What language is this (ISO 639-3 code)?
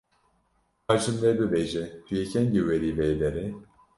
kur